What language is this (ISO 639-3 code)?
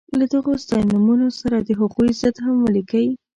pus